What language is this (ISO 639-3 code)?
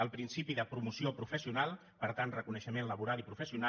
cat